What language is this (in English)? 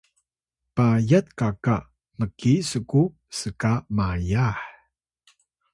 Atayal